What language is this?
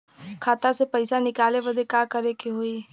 Bhojpuri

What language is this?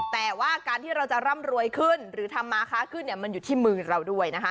Thai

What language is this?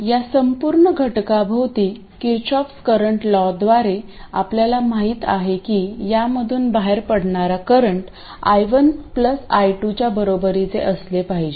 Marathi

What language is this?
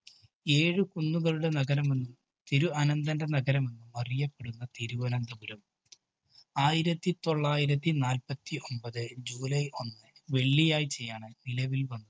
Malayalam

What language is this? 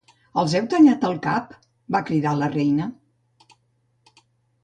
Catalan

